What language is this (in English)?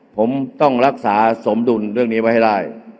Thai